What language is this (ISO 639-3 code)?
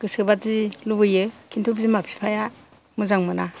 brx